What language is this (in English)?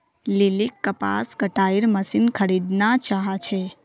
Magahi